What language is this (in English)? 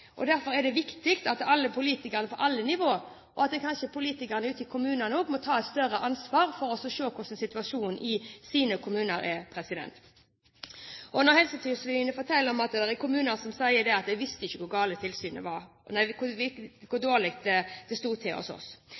Norwegian Bokmål